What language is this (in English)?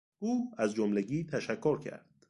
Persian